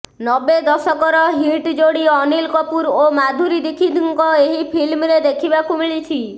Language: Odia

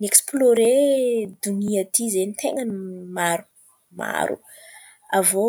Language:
Antankarana Malagasy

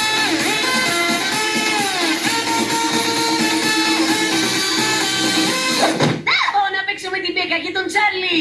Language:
Greek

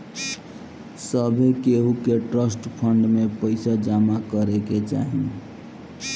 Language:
Bhojpuri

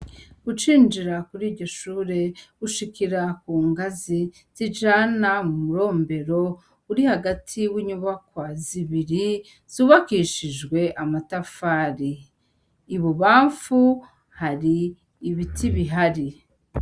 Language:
Rundi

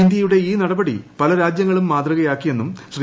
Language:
Malayalam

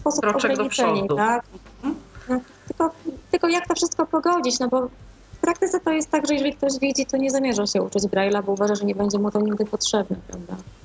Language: Polish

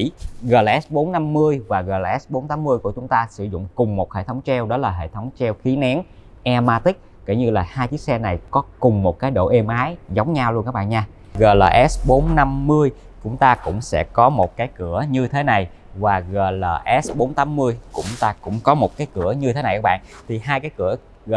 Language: Vietnamese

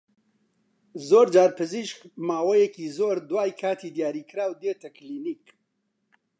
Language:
Central Kurdish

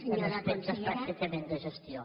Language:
Catalan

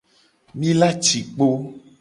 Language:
Gen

